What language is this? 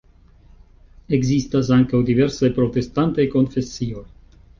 Esperanto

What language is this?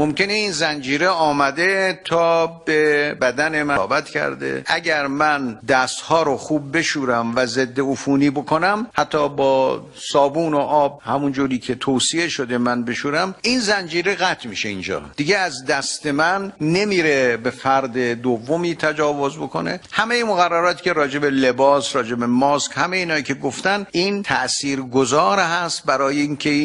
Persian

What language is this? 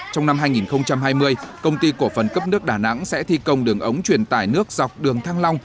Vietnamese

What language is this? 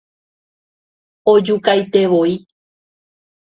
Guarani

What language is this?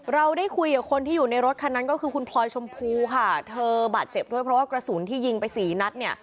Thai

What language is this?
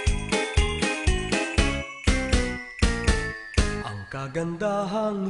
Arabic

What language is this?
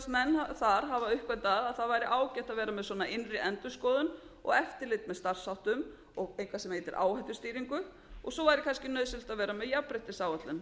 Icelandic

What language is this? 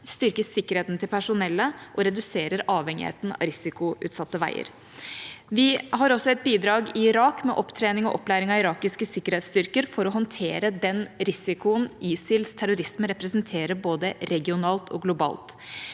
Norwegian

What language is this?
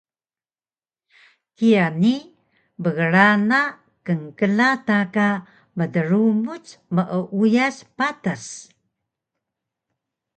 Taroko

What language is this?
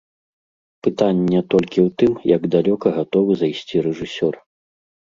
Belarusian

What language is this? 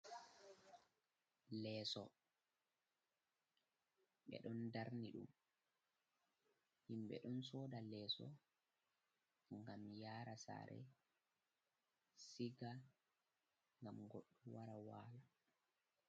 Fula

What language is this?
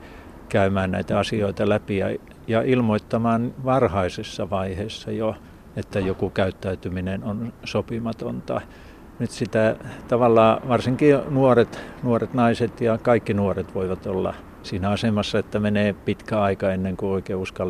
Finnish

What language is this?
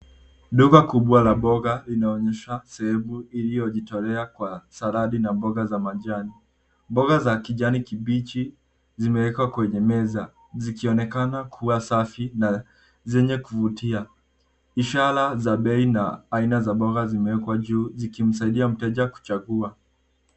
Swahili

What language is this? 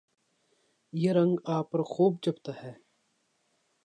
Urdu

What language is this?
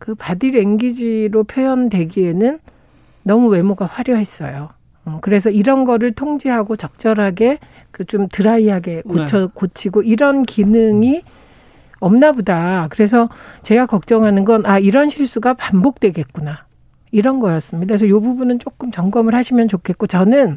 Korean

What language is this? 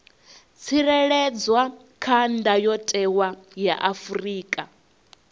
Venda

